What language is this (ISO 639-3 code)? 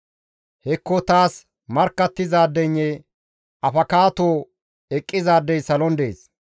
gmv